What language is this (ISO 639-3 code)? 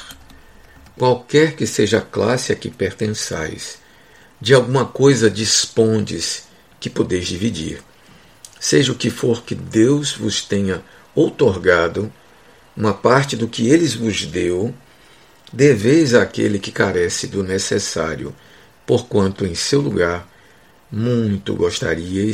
por